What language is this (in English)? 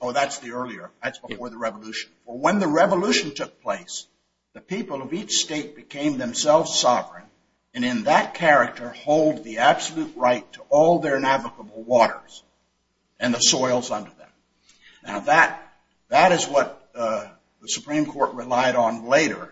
English